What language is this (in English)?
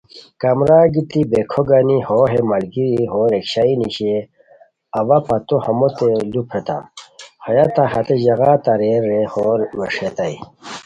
Khowar